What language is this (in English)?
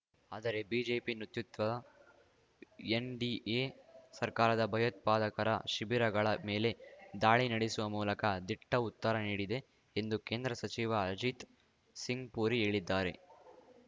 Kannada